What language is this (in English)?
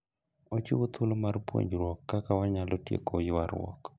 Luo (Kenya and Tanzania)